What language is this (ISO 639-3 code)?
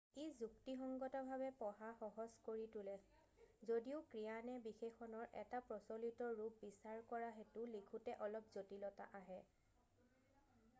asm